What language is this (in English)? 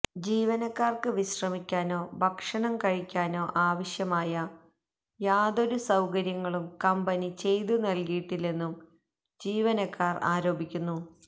Malayalam